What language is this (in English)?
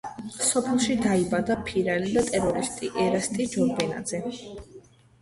Georgian